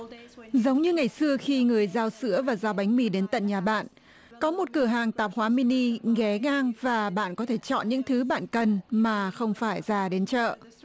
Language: Vietnamese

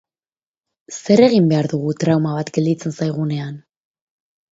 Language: Basque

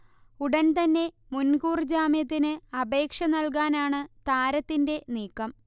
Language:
Malayalam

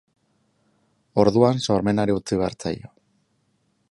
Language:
Basque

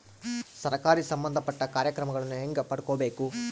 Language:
Kannada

